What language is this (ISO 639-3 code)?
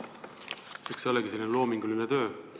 est